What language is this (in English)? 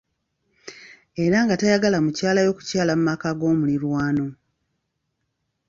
Ganda